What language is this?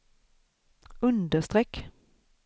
Swedish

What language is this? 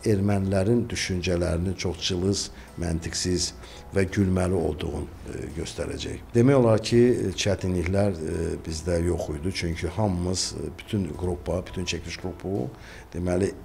Turkish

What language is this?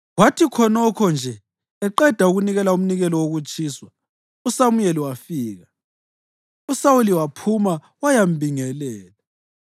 North Ndebele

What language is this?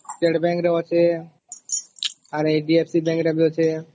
Odia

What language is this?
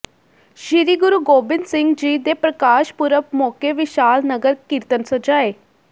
Punjabi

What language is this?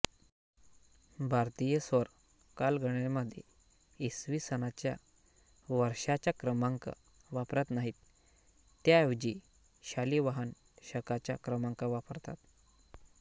Marathi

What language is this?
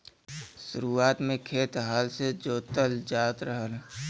Bhojpuri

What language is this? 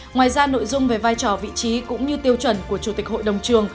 Vietnamese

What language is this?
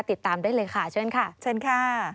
Thai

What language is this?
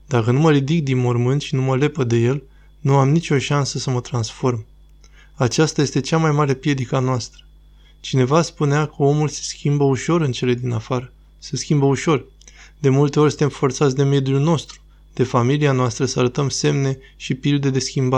Romanian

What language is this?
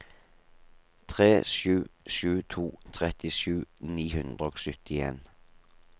Norwegian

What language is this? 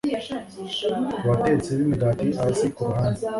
Kinyarwanda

